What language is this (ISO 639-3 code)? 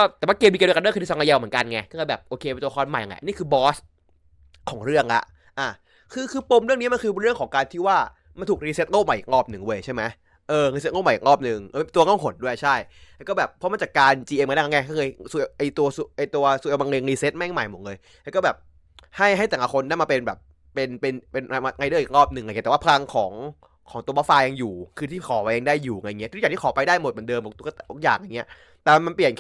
tha